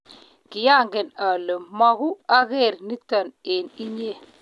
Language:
Kalenjin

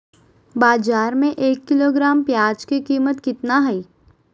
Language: Magahi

